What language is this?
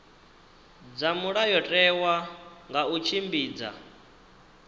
Venda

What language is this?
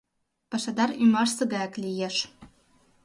Mari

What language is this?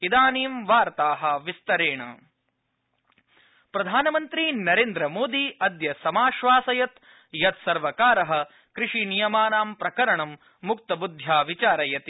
Sanskrit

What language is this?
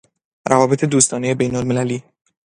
Persian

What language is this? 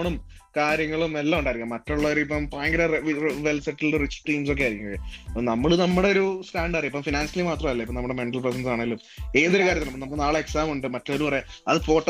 Malayalam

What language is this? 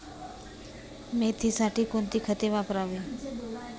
Marathi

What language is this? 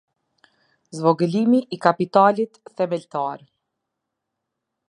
Albanian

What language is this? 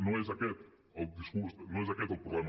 Catalan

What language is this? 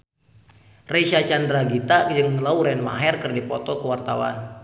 Sundanese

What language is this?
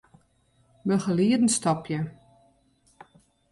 Western Frisian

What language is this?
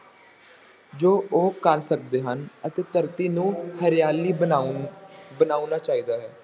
Punjabi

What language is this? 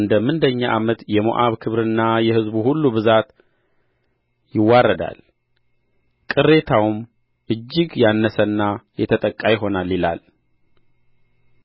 Amharic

